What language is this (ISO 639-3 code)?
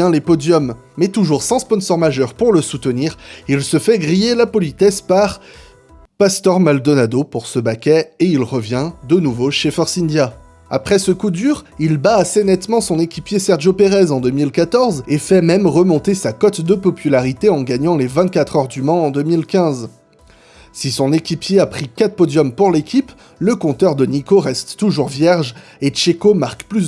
fra